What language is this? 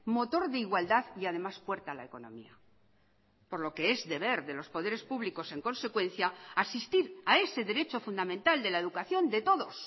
Spanish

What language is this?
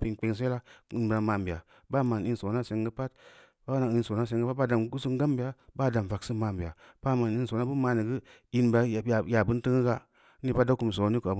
Samba Leko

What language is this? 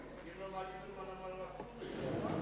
Hebrew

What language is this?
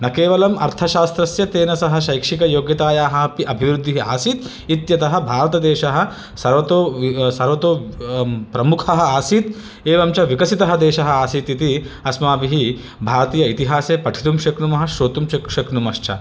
Sanskrit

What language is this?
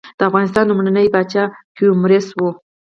Pashto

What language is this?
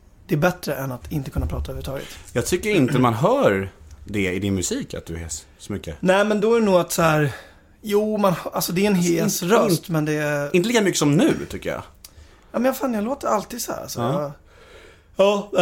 Swedish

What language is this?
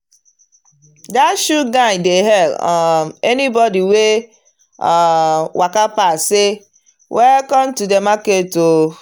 Nigerian Pidgin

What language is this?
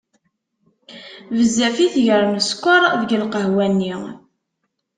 Kabyle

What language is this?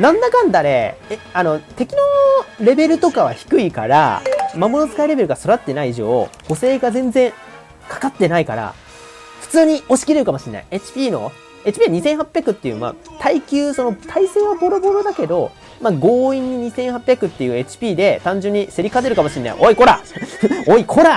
Japanese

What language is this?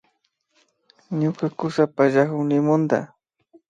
Imbabura Highland Quichua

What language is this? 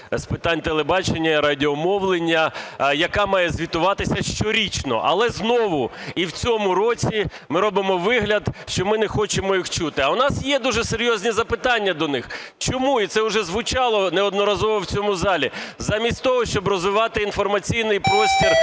Ukrainian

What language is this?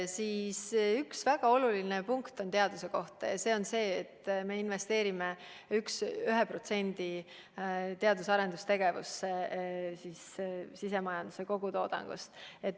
Estonian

